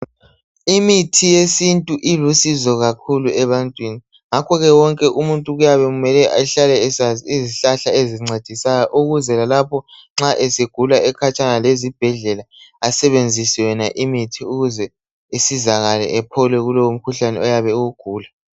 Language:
North Ndebele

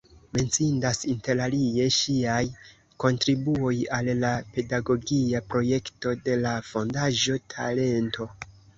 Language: Esperanto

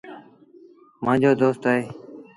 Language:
Sindhi Bhil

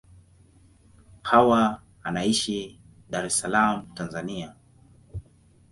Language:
Swahili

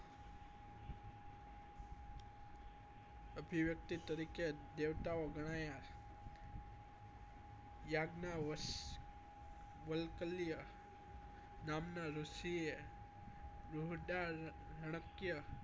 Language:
Gujarati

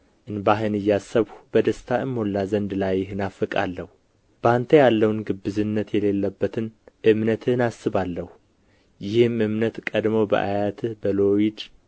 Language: Amharic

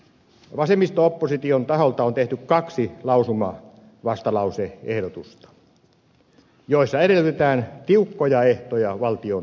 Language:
Finnish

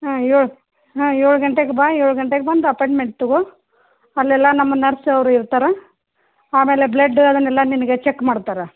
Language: Kannada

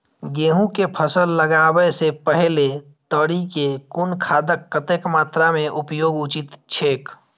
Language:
Maithili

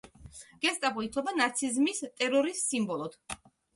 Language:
Georgian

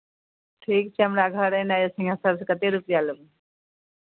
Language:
Maithili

